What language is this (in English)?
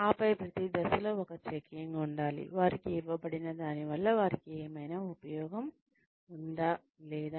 Telugu